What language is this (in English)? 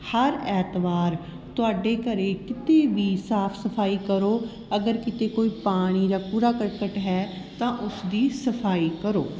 Punjabi